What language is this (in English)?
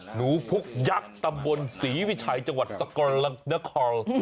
Thai